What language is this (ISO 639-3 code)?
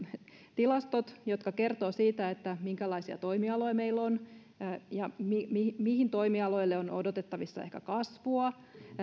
fin